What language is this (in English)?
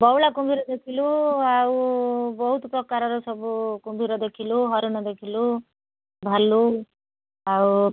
Odia